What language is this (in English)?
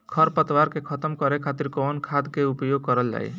Bhojpuri